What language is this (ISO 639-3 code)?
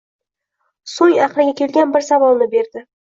uzb